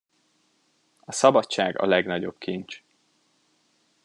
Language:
Hungarian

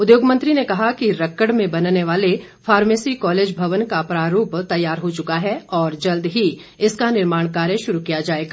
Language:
Hindi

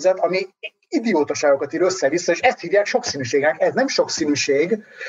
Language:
Hungarian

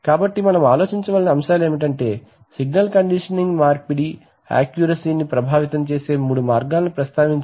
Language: Telugu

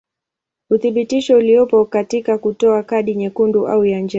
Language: Swahili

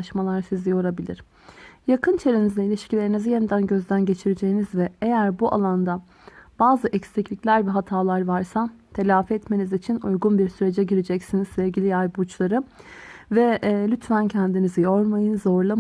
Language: Turkish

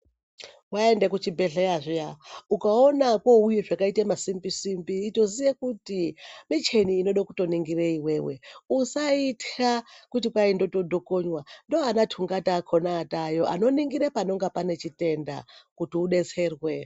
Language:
Ndau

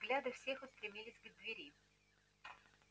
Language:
Russian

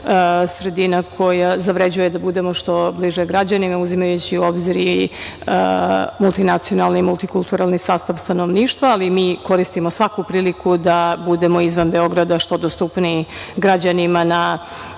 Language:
Serbian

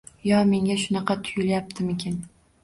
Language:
Uzbek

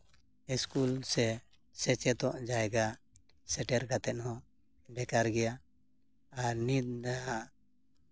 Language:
Santali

